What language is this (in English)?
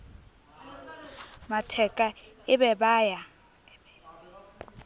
Southern Sotho